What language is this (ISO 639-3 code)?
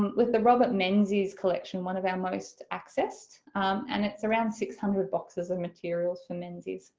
eng